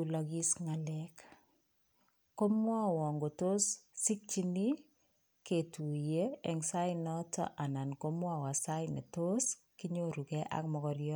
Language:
Kalenjin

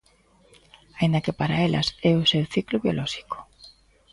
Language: Galician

